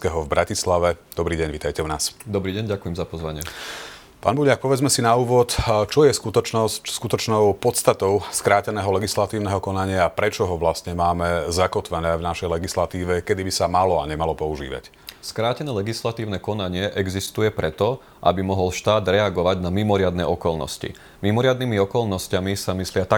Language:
Slovak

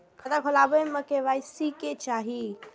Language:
Maithili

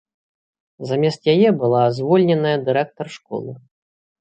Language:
Belarusian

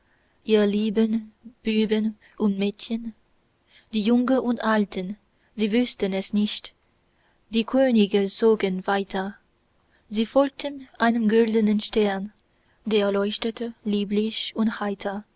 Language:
German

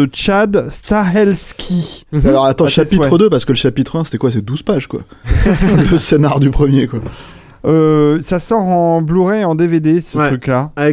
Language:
French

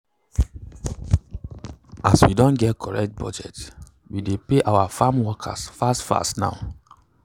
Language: Nigerian Pidgin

